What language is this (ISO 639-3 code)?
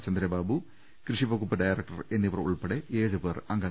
mal